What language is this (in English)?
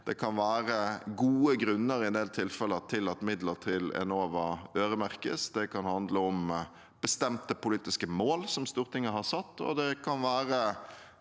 Norwegian